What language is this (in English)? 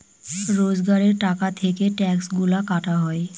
Bangla